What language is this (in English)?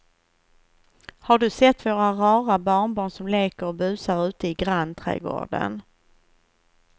Swedish